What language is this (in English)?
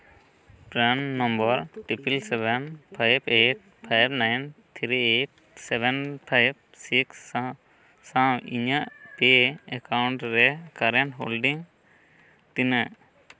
Santali